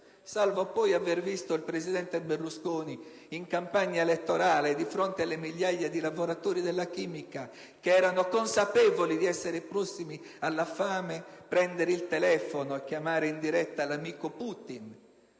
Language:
Italian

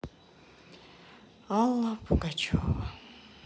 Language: Russian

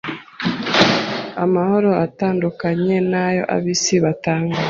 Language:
Kinyarwanda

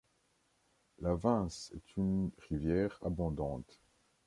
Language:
French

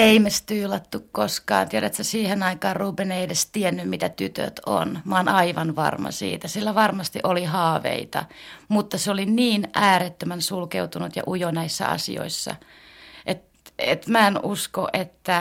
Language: Finnish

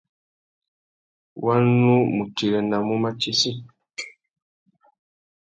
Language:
Tuki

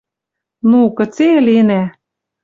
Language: Western Mari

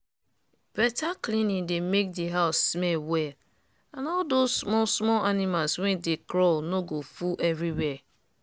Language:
Nigerian Pidgin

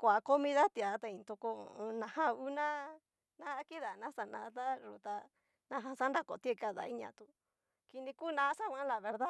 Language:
Cacaloxtepec Mixtec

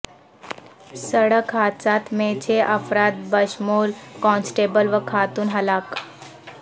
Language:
Urdu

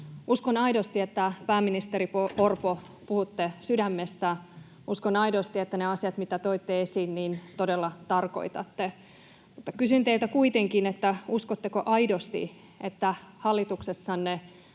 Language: Finnish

